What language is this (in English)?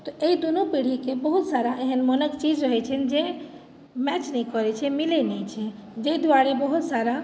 Maithili